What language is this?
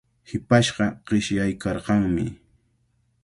Cajatambo North Lima Quechua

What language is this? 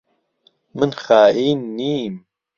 Central Kurdish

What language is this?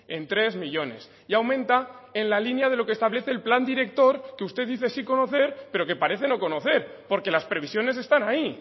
Spanish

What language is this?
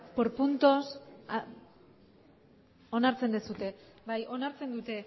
Basque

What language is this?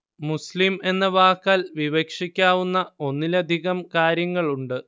Malayalam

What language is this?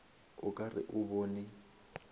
Northern Sotho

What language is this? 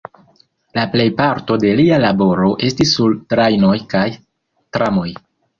Esperanto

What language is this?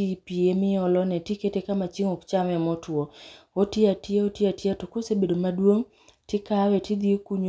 Luo (Kenya and Tanzania)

